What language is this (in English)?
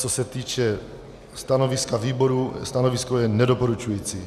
Czech